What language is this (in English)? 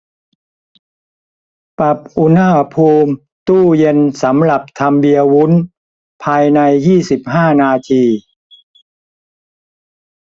Thai